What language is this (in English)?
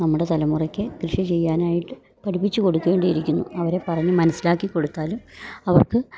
Malayalam